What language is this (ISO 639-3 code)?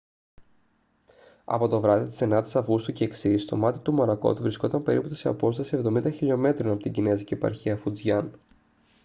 ell